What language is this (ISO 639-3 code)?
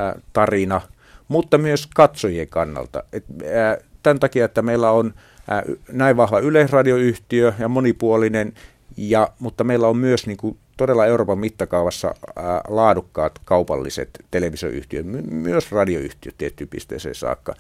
fin